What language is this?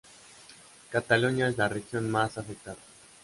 Spanish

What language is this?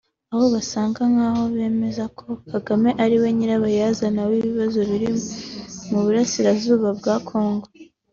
Kinyarwanda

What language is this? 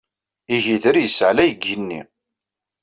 Kabyle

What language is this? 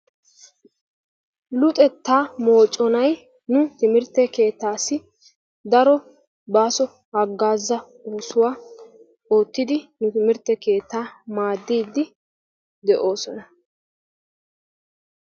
Wolaytta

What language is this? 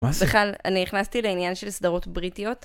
Hebrew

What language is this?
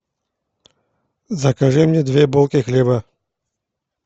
Russian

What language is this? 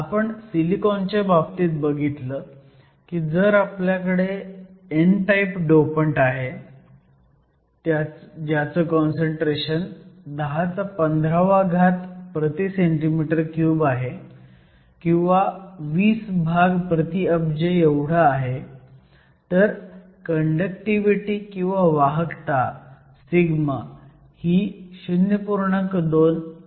Marathi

